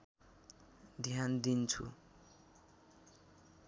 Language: Nepali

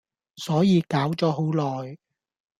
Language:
Cantonese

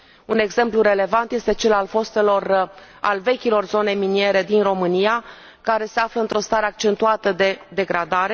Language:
Romanian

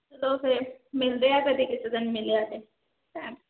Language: Punjabi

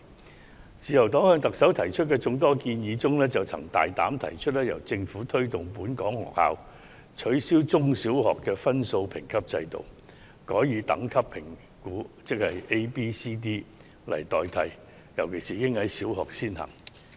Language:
Cantonese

